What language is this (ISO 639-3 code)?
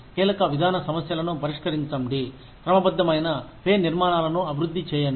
tel